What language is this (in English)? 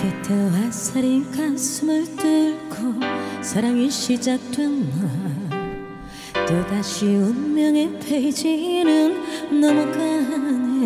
Korean